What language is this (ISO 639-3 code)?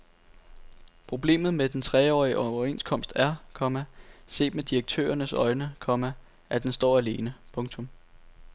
dan